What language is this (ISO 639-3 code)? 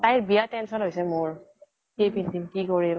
asm